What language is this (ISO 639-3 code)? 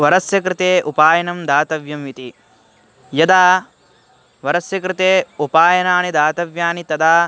san